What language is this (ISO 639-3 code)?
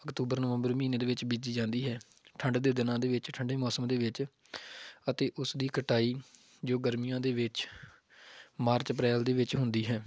pan